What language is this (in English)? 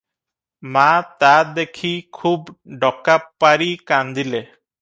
Odia